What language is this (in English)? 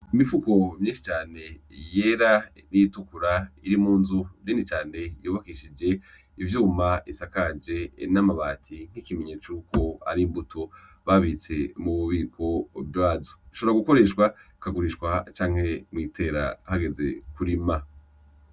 Rundi